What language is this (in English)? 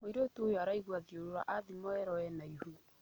Kikuyu